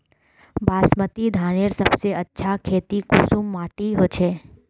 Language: Magahi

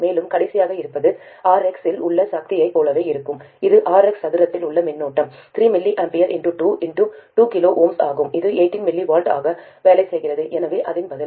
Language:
Tamil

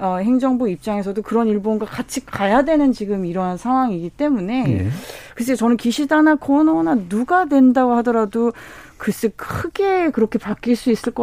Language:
Korean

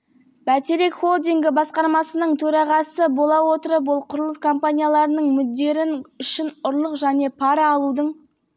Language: Kazakh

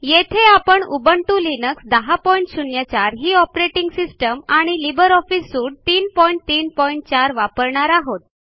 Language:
Marathi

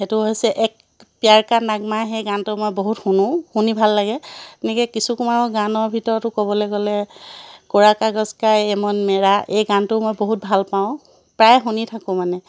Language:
Assamese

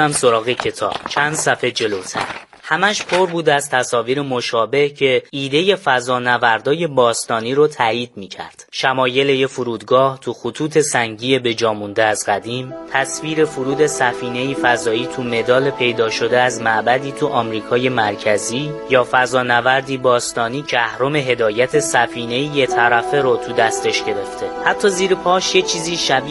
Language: Persian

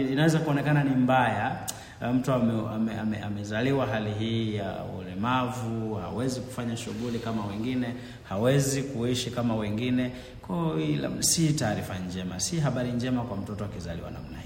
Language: Swahili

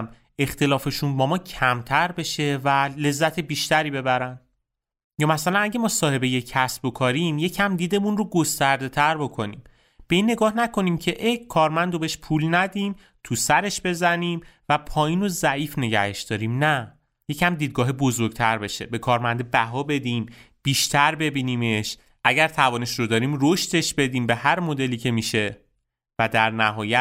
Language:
Persian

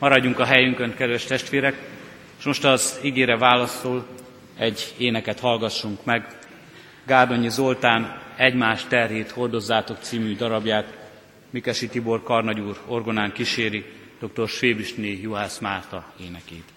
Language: Hungarian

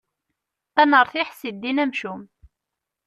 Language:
Kabyle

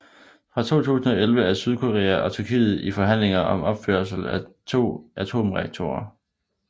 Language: Danish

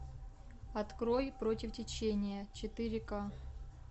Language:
Russian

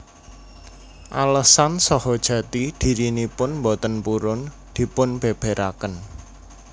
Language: Javanese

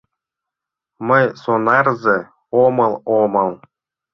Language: Mari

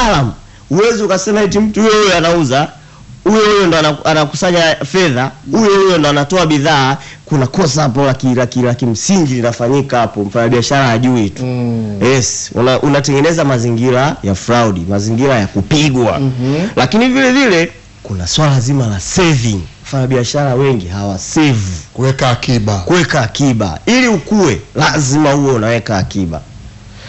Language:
Swahili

